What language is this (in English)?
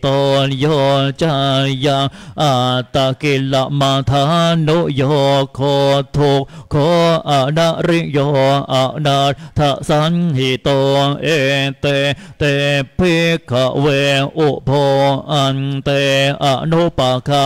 Thai